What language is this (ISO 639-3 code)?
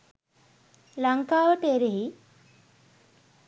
sin